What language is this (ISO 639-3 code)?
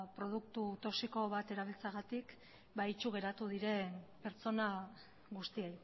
eus